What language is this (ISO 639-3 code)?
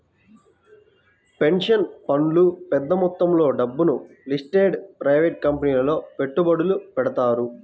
tel